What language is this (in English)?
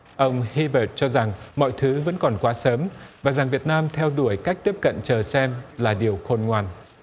Vietnamese